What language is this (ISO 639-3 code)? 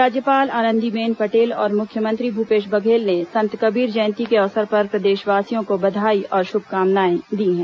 hin